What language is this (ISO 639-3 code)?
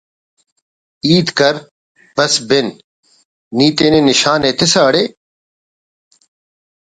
brh